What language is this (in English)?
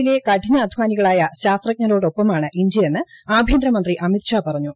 Malayalam